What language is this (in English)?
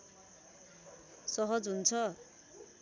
Nepali